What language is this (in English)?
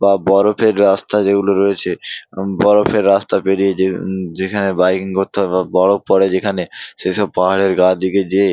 Bangla